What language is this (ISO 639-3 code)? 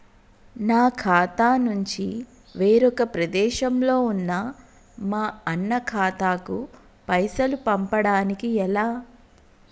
tel